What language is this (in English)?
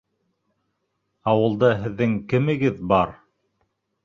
Bashkir